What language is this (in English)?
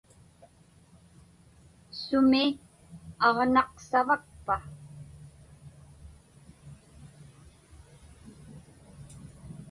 Inupiaq